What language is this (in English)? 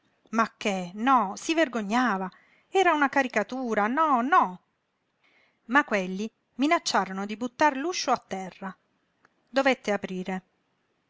Italian